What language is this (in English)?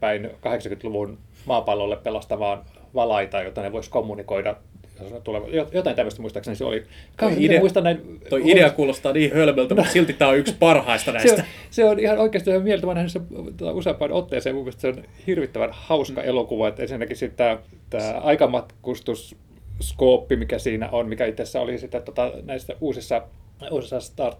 Finnish